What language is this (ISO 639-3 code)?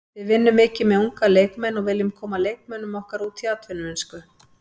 isl